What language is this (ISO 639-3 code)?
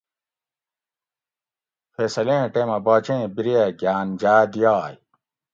gwc